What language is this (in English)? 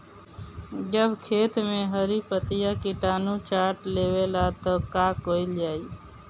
Bhojpuri